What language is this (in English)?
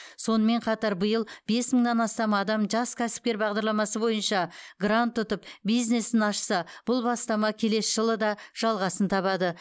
Kazakh